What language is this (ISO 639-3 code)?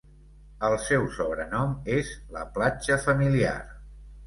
cat